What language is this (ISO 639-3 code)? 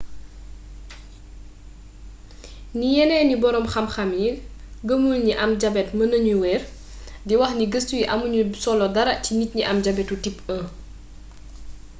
wol